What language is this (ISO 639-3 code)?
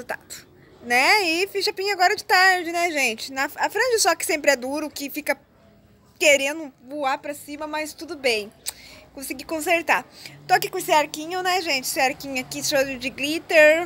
por